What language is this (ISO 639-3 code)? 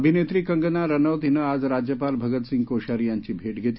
mar